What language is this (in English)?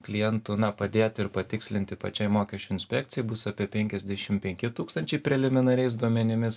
Lithuanian